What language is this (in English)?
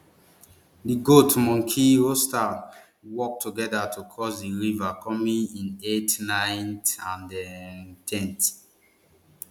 Nigerian Pidgin